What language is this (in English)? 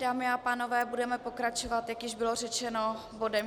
Czech